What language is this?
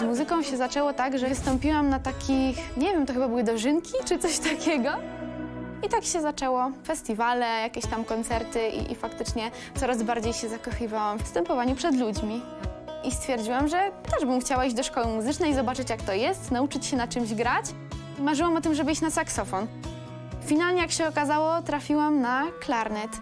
Polish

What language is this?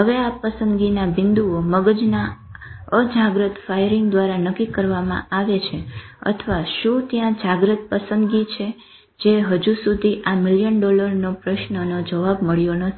Gujarati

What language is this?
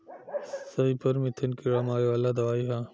Bhojpuri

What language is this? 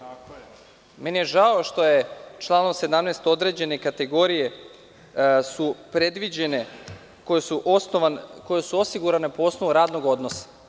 Serbian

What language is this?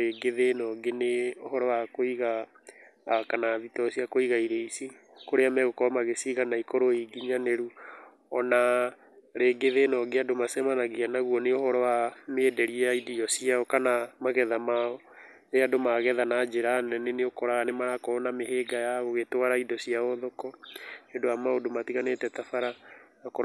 Kikuyu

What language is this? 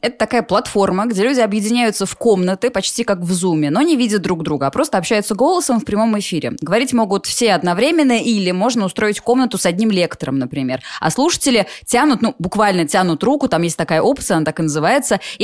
Russian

